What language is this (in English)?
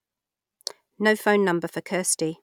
English